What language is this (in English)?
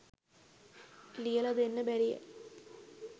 Sinhala